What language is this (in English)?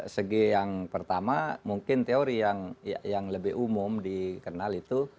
Indonesian